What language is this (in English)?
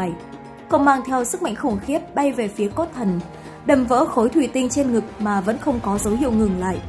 Vietnamese